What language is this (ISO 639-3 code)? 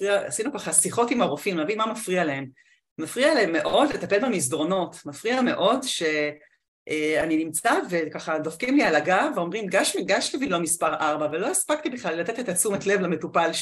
heb